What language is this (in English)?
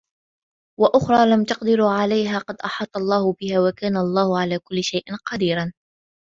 Arabic